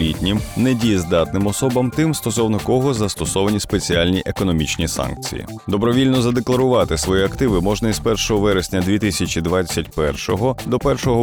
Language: Ukrainian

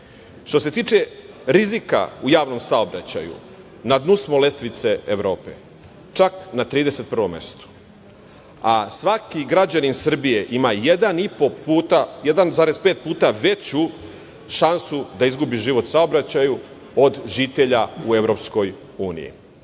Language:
Serbian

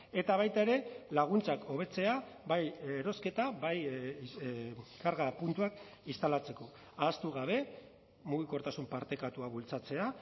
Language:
Basque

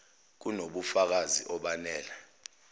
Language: Zulu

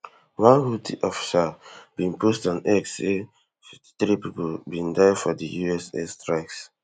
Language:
Nigerian Pidgin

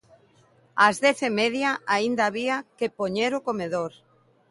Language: Galician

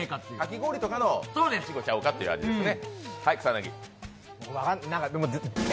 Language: Japanese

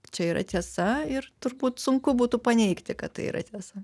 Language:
Lithuanian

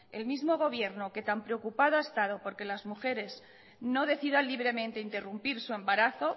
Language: Spanish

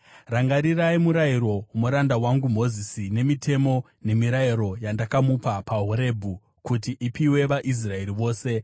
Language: Shona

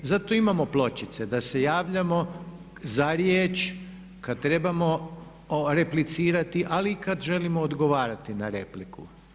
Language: Croatian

